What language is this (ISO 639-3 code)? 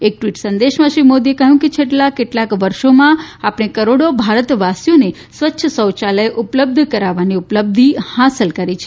guj